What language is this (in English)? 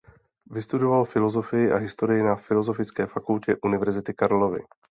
Czech